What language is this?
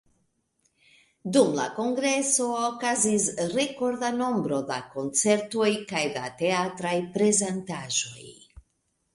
Esperanto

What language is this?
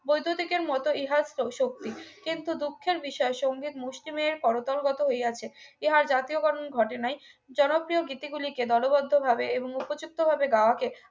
Bangla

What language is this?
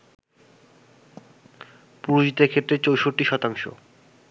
Bangla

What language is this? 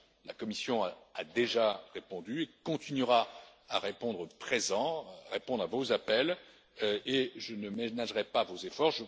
French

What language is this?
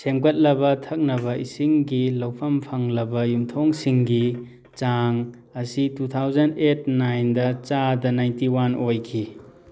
Manipuri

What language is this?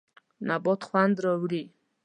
Pashto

